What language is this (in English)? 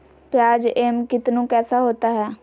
Magahi